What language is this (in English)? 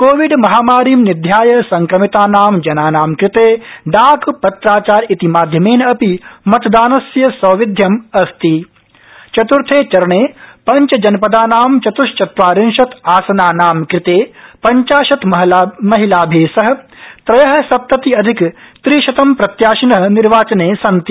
Sanskrit